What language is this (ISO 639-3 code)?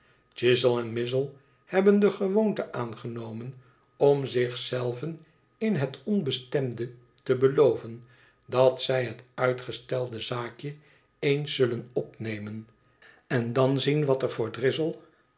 nld